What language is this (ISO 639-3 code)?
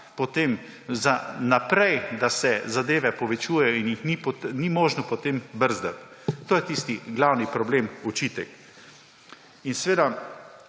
slv